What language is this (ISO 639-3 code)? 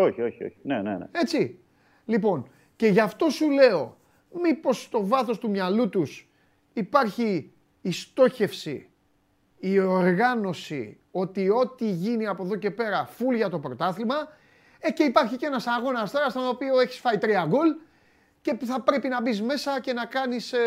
ell